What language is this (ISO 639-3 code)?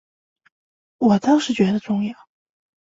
zho